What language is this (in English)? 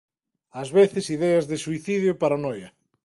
Galician